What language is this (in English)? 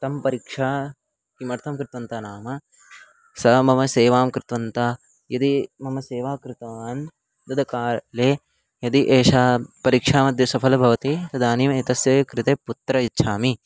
Sanskrit